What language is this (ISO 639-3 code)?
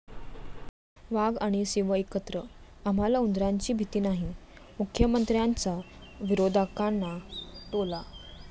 mar